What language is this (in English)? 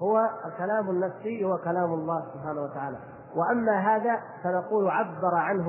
Arabic